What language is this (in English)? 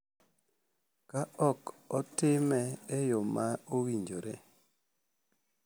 Luo (Kenya and Tanzania)